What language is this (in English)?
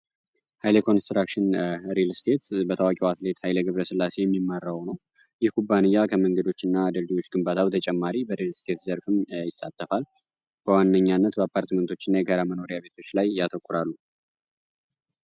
Amharic